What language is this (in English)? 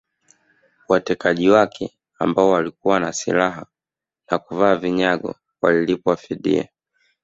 Swahili